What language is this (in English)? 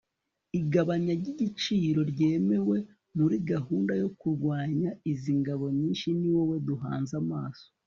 Kinyarwanda